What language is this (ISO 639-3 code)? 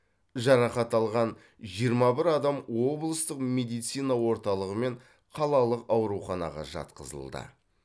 kaz